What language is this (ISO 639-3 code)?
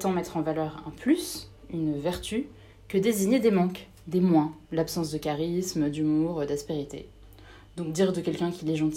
fra